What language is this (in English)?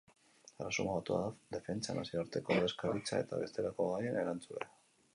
Basque